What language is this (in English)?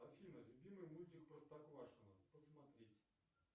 Russian